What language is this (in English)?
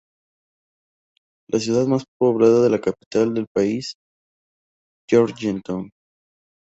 Spanish